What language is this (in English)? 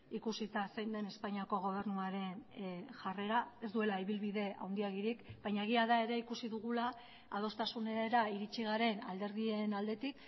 Basque